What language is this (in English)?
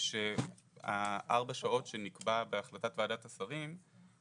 Hebrew